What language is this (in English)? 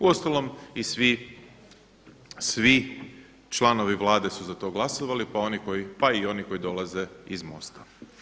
Croatian